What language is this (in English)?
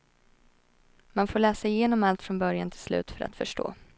Swedish